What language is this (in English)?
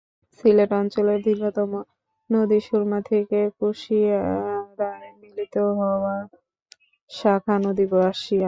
Bangla